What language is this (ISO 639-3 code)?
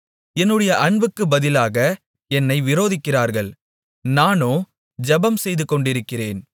tam